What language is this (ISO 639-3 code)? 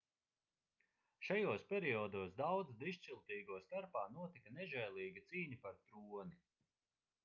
lav